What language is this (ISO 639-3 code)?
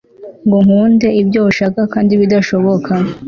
kin